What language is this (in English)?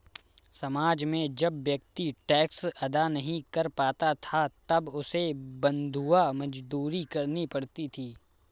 Hindi